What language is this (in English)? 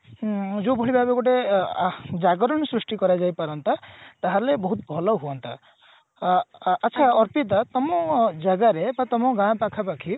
Odia